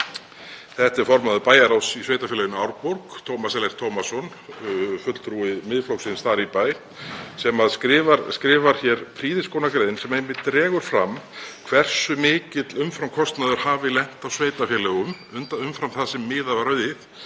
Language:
Icelandic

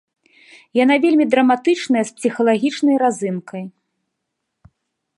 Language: Belarusian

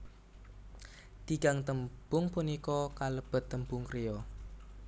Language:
Javanese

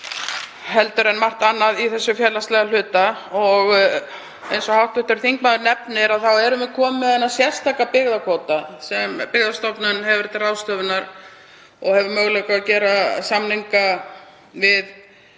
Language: Icelandic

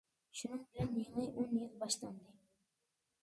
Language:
Uyghur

